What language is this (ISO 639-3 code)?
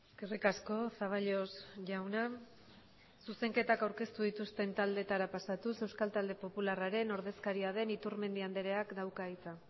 eus